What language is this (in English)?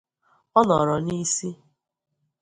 Igbo